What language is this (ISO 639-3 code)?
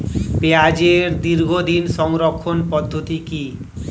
ben